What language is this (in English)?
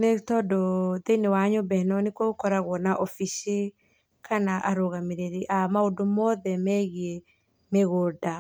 Kikuyu